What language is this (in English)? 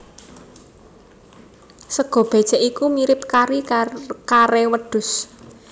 Javanese